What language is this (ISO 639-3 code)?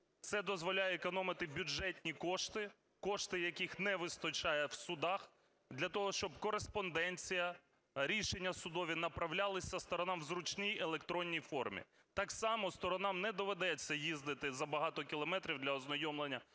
ukr